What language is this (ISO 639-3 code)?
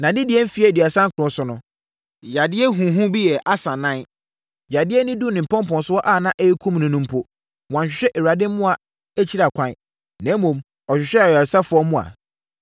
aka